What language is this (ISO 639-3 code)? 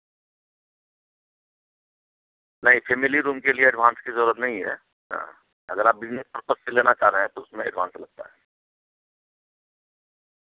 urd